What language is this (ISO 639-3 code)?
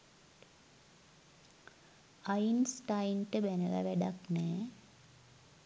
sin